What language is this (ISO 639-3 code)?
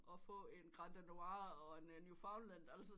dan